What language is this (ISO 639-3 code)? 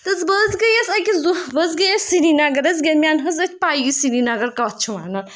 kas